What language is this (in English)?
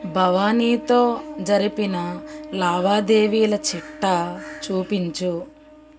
Telugu